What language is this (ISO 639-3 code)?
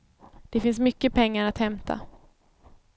swe